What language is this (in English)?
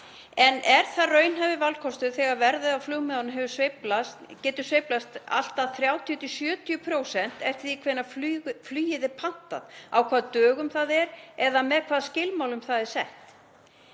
Icelandic